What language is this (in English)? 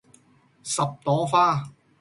Cantonese